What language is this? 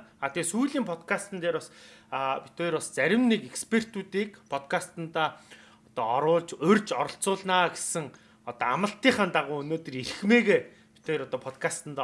Turkish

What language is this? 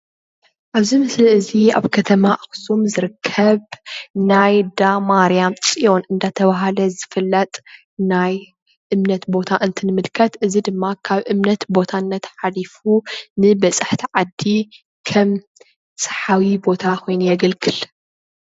Tigrinya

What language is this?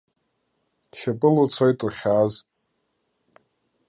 Abkhazian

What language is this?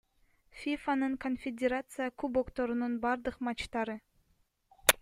Kyrgyz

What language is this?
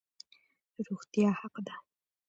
Pashto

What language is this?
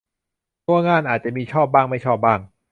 Thai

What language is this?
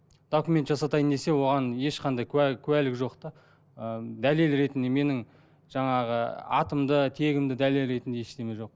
Kazakh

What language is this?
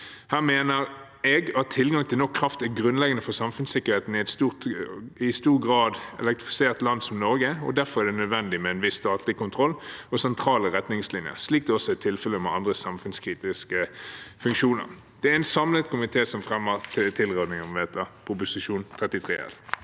Norwegian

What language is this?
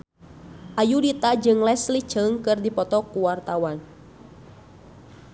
Sundanese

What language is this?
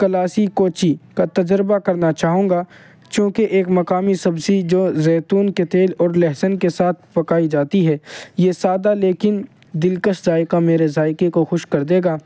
Urdu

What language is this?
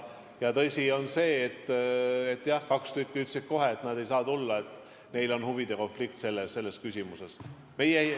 Estonian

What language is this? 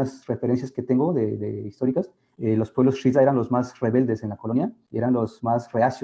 Spanish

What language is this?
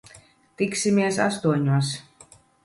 Latvian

